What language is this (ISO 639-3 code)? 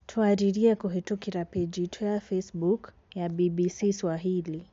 kik